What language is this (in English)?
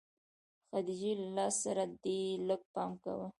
Pashto